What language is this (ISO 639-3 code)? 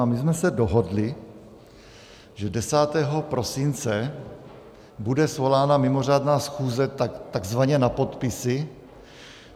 ces